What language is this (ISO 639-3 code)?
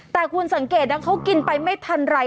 tha